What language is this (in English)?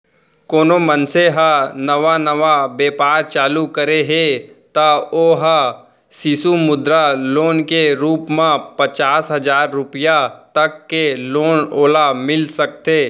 Chhattisgarhi